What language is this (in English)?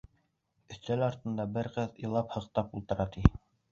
Bashkir